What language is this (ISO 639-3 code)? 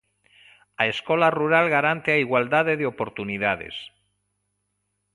glg